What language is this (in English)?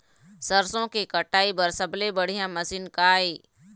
Chhattisgarhi